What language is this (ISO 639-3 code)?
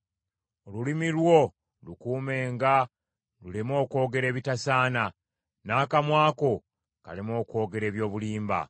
lug